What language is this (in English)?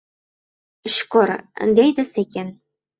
Uzbek